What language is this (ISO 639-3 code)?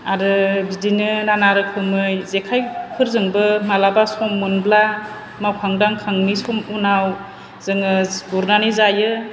brx